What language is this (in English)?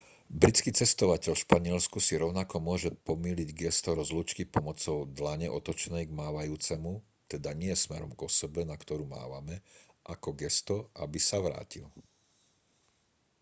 Slovak